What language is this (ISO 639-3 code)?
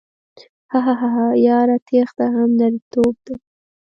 pus